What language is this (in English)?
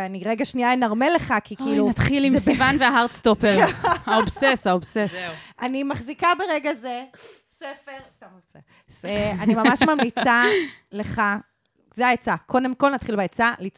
Hebrew